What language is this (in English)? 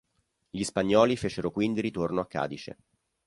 Italian